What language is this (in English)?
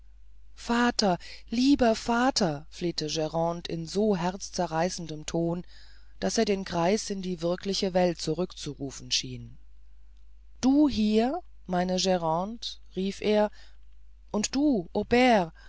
German